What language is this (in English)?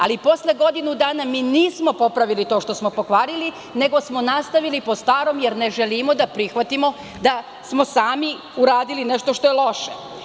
Serbian